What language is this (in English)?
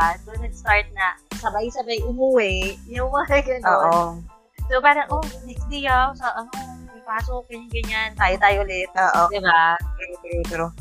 Filipino